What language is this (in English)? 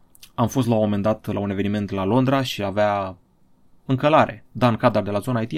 Romanian